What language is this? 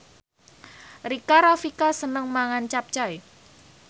Javanese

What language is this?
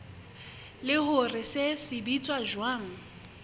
Southern Sotho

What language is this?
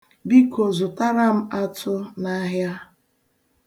Igbo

